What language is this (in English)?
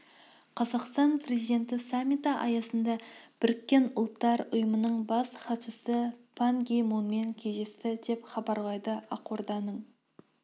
Kazakh